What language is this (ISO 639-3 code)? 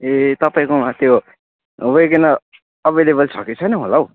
nep